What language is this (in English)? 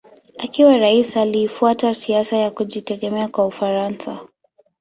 Swahili